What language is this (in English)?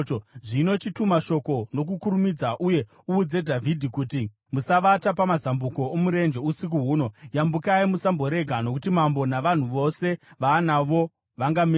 Shona